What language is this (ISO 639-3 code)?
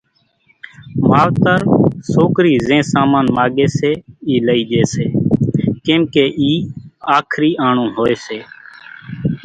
gjk